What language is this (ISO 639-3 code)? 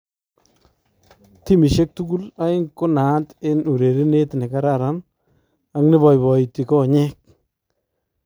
kln